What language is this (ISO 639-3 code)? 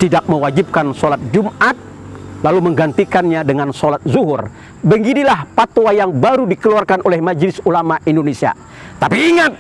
ind